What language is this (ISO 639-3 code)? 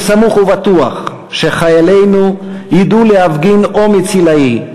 heb